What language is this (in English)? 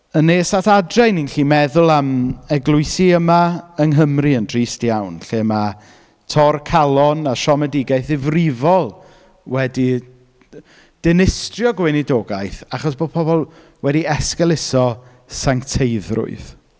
Welsh